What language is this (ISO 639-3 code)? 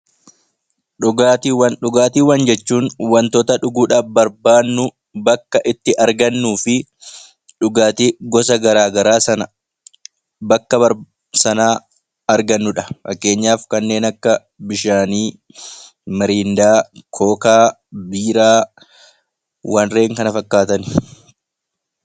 orm